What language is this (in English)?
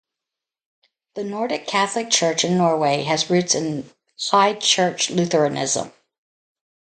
English